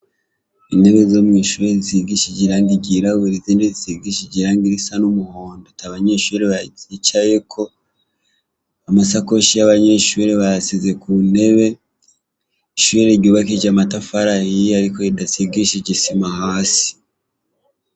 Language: Rundi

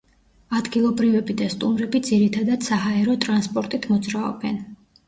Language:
Georgian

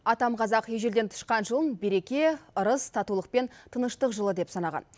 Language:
Kazakh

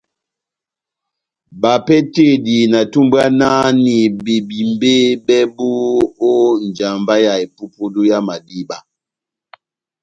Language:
Batanga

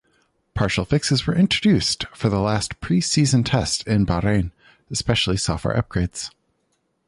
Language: English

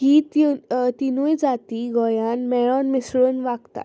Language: Konkani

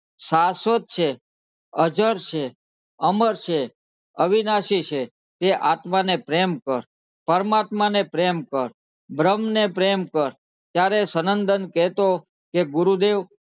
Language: Gujarati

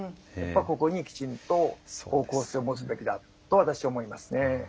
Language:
Japanese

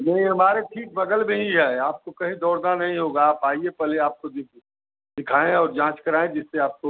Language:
Hindi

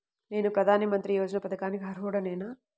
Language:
Telugu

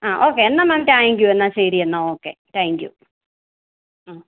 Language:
Malayalam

